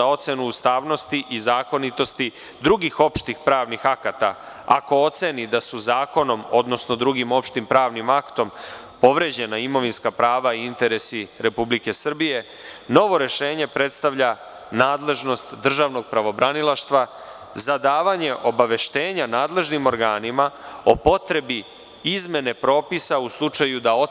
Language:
Serbian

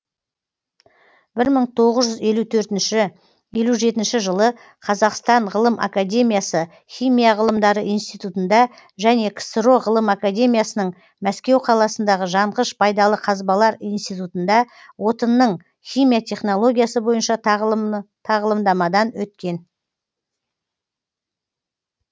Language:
Kazakh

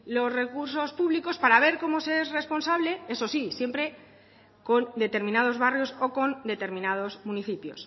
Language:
Spanish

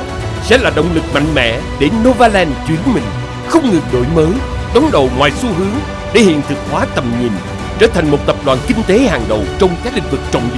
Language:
Vietnamese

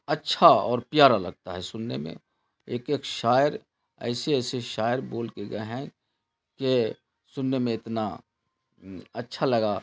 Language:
Urdu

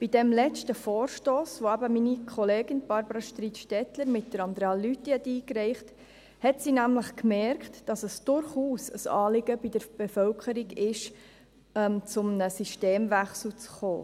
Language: Swiss German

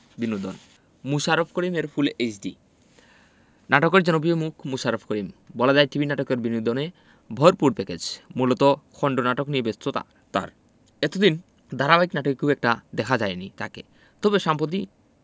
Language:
Bangla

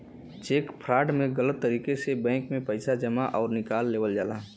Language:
Bhojpuri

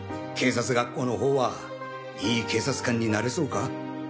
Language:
Japanese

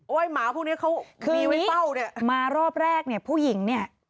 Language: Thai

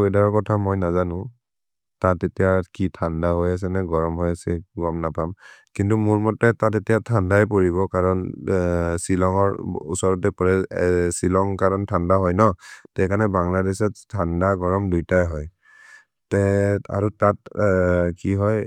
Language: Maria (India)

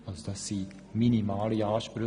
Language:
Swiss German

